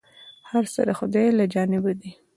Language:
Pashto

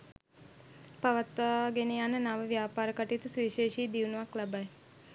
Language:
Sinhala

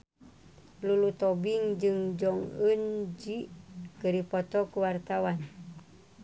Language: Sundanese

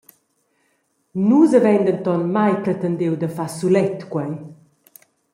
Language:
Romansh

